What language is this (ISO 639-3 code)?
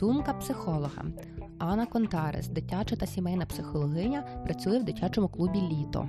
ukr